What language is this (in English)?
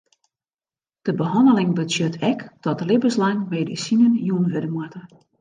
Western Frisian